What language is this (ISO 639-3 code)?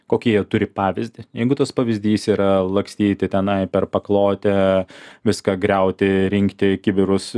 lit